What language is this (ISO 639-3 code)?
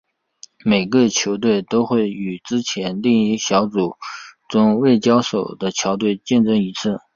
zho